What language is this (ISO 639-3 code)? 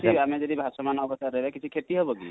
ori